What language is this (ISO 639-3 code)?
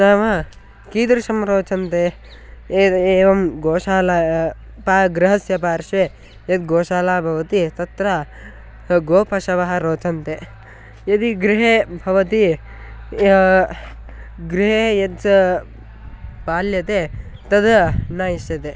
san